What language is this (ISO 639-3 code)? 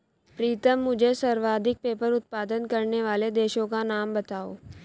hin